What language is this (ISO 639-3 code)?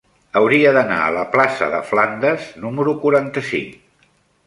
cat